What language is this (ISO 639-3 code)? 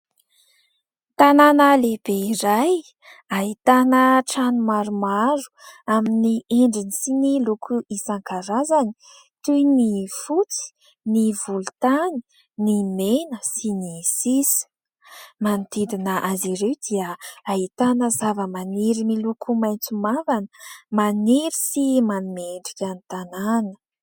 mlg